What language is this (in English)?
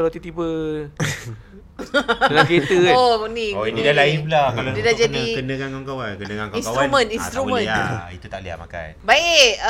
Malay